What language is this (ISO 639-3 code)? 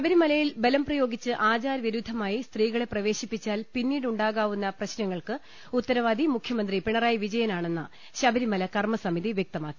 mal